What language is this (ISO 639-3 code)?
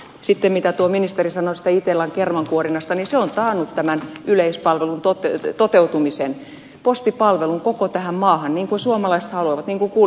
fin